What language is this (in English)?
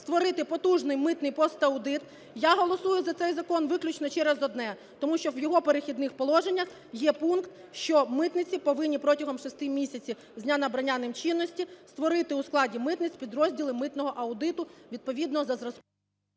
Ukrainian